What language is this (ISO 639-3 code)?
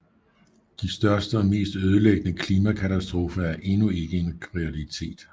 dan